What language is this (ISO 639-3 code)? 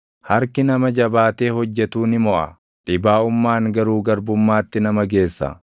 orm